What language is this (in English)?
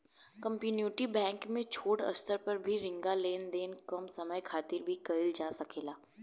Bhojpuri